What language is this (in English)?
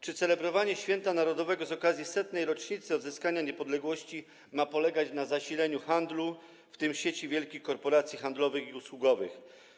Polish